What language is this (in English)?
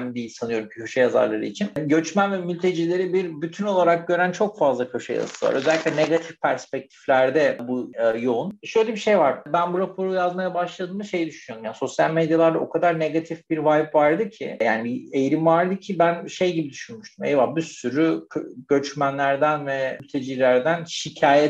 Turkish